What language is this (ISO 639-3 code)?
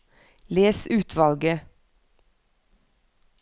nor